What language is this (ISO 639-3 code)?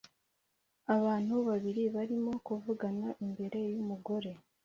kin